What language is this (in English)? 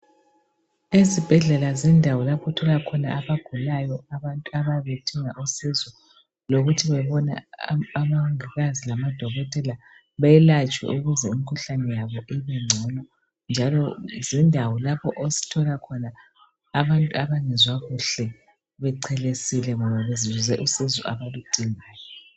North Ndebele